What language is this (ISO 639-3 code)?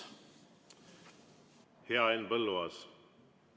est